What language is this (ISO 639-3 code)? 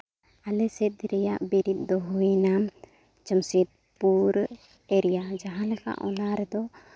sat